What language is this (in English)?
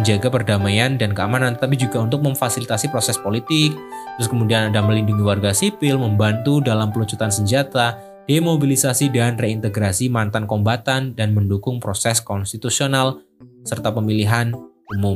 Indonesian